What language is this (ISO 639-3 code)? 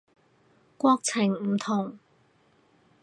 yue